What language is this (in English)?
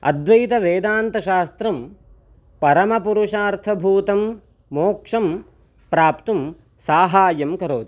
Sanskrit